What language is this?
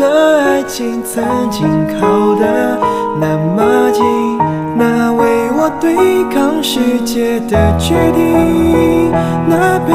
Chinese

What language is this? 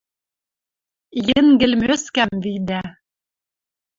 Western Mari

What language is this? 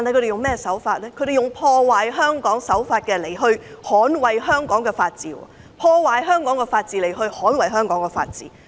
Cantonese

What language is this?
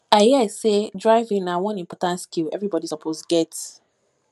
Nigerian Pidgin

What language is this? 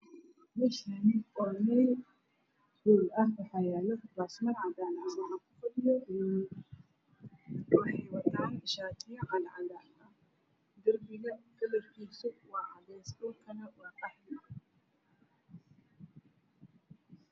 Somali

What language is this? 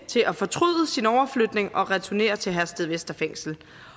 Danish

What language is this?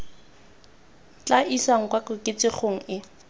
Tswana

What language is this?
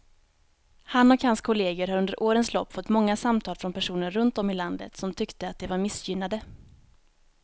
Swedish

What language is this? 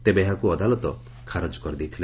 Odia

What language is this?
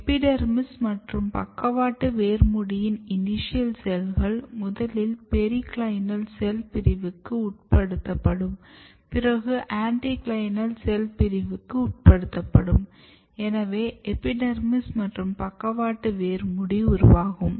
Tamil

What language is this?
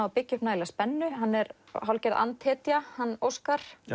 Icelandic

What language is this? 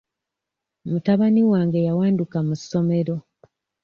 Ganda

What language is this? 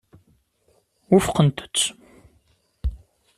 Kabyle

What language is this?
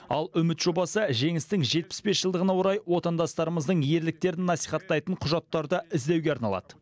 Kazakh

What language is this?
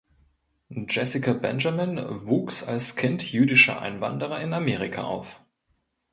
German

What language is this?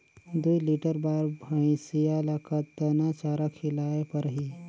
Chhattisgarhi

